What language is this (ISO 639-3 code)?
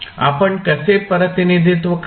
mar